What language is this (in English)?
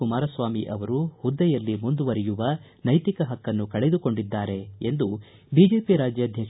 Kannada